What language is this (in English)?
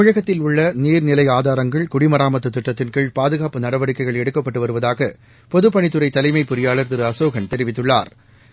Tamil